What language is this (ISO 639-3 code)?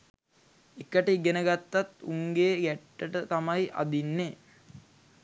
sin